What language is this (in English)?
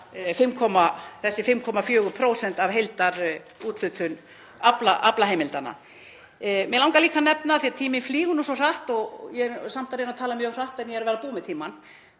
Icelandic